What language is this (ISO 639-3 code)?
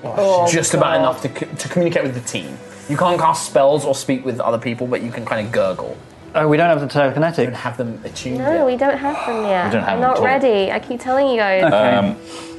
eng